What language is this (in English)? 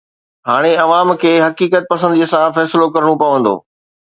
Sindhi